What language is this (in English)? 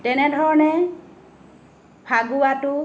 Assamese